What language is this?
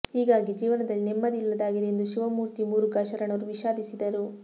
Kannada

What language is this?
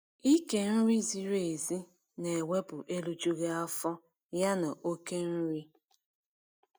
Igbo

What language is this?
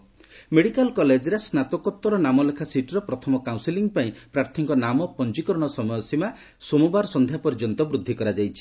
Odia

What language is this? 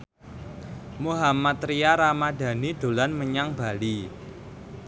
Javanese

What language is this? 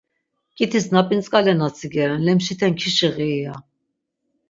Laz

